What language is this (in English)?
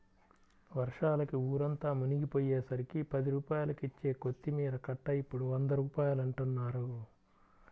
Telugu